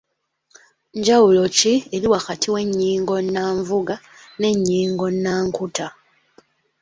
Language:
Ganda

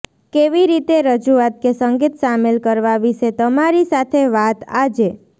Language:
Gujarati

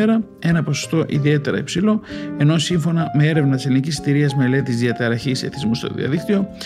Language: Greek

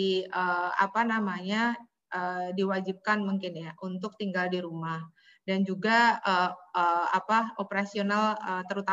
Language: Indonesian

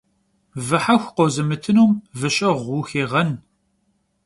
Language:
Kabardian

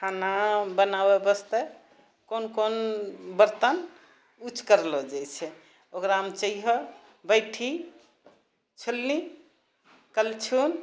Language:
Maithili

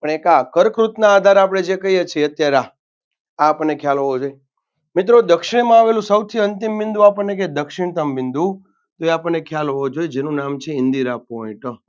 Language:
Gujarati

